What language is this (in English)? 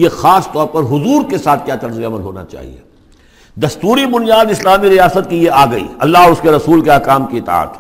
Urdu